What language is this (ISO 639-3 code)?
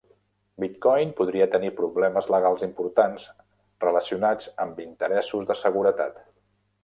cat